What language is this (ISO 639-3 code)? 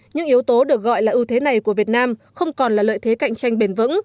vie